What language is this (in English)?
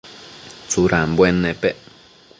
Matsés